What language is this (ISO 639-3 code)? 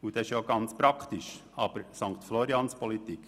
gsw